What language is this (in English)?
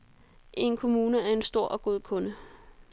Danish